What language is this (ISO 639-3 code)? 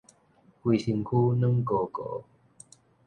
nan